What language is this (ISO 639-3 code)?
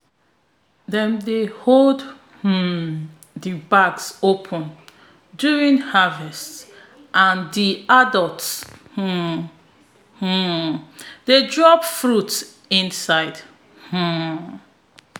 pcm